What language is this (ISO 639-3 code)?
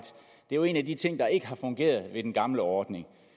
dan